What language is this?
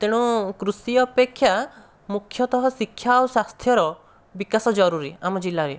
Odia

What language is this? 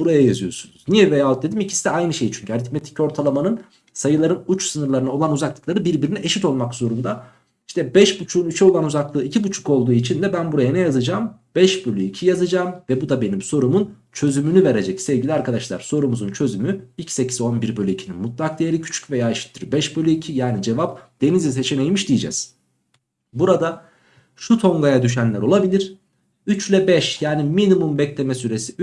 Turkish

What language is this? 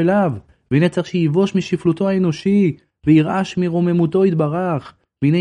Hebrew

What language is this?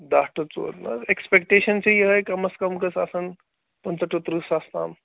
Kashmiri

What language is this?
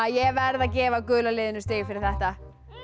Icelandic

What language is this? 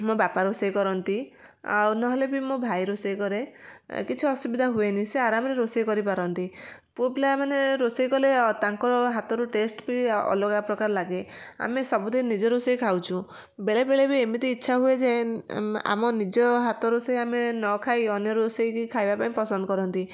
Odia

